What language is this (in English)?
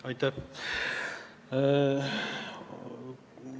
Estonian